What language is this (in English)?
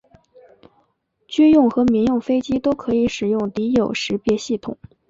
Chinese